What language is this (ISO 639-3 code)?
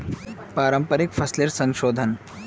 mag